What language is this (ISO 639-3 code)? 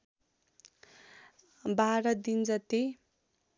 nep